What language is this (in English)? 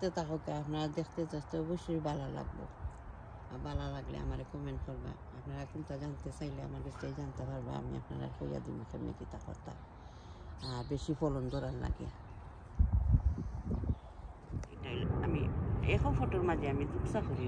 Romanian